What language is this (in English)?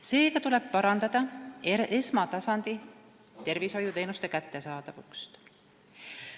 Estonian